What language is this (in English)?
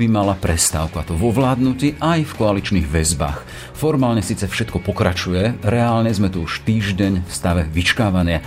Slovak